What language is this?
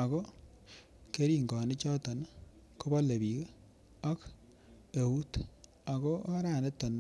Kalenjin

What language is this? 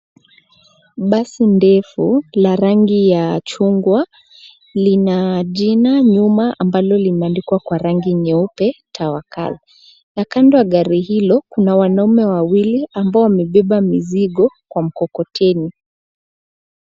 Swahili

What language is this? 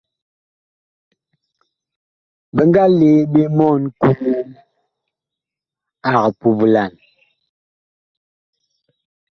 Bakoko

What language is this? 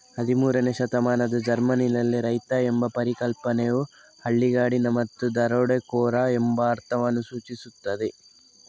Kannada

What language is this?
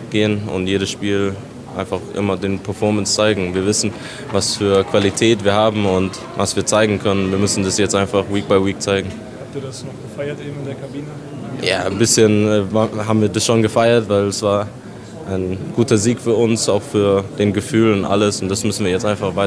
German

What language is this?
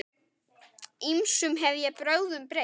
Icelandic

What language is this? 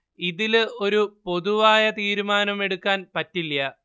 Malayalam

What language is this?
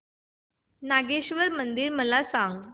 Marathi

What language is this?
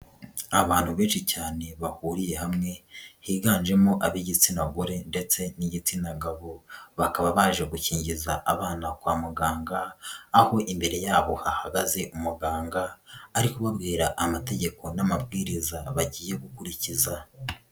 Kinyarwanda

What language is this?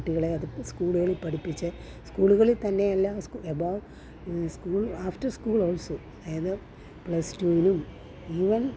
Malayalam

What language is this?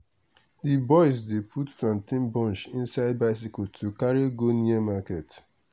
Nigerian Pidgin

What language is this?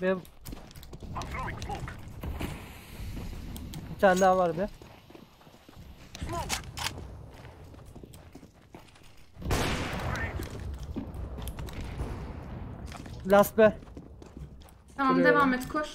Turkish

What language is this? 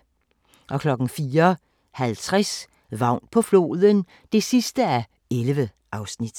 Danish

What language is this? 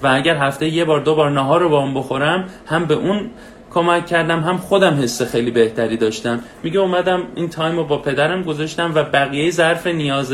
Persian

